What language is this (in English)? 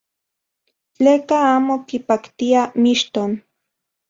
Central Puebla Nahuatl